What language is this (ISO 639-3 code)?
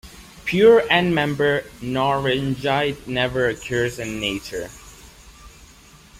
eng